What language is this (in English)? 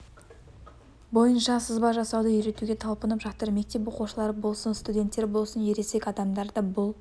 Kazakh